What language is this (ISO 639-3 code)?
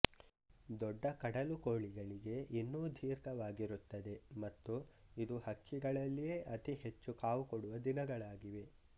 kan